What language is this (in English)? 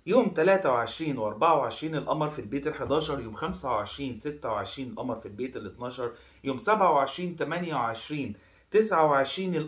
Arabic